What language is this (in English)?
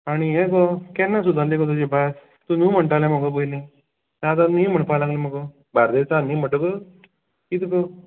Konkani